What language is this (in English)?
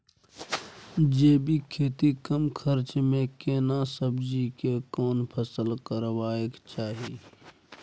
Maithili